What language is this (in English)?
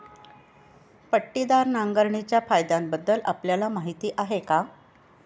Marathi